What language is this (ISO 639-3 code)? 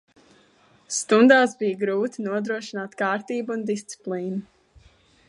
lav